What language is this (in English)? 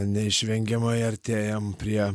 Lithuanian